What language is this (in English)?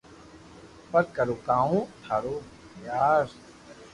Loarki